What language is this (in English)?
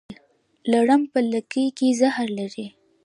Pashto